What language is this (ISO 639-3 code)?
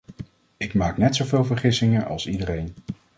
nld